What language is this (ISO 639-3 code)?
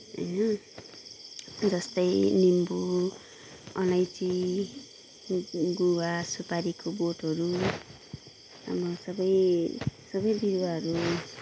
nep